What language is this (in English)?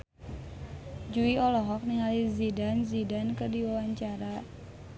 Sundanese